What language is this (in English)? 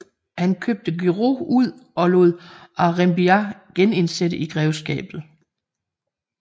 Danish